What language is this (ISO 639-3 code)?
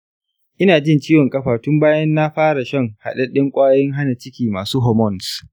hau